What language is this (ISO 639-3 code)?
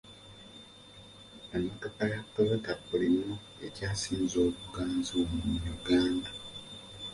lug